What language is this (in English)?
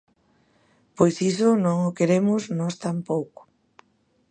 Galician